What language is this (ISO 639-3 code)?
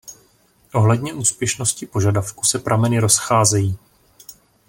ces